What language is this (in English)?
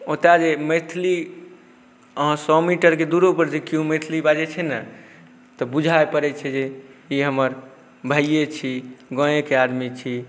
Maithili